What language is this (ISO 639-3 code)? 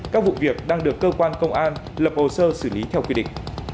vie